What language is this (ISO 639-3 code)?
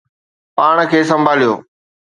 snd